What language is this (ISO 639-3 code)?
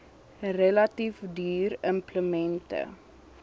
afr